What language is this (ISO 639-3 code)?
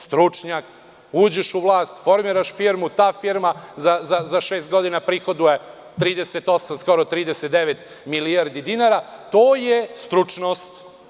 srp